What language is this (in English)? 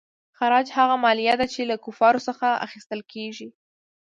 Pashto